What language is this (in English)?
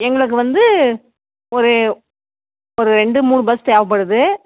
Tamil